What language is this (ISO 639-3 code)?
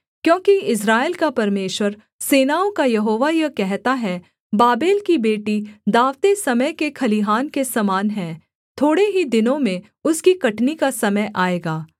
hin